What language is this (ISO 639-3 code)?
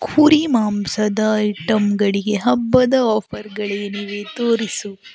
kan